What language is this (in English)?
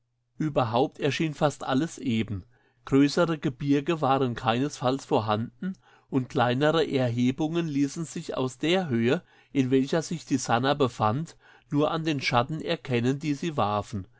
German